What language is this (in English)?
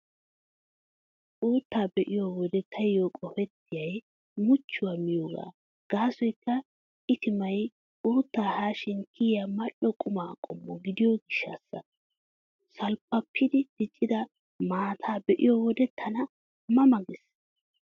Wolaytta